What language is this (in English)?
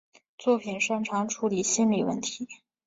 Chinese